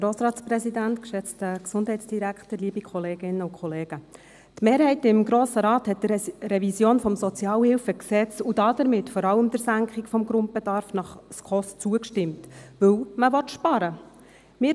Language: Swiss German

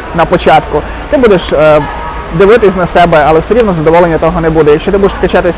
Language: Ukrainian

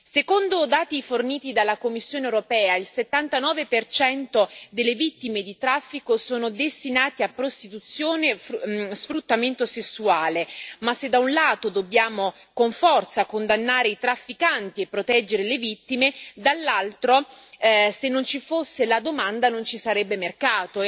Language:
Italian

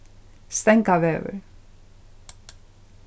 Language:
Faroese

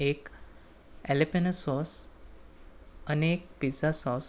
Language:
Gujarati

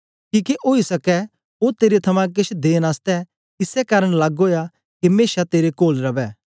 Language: Dogri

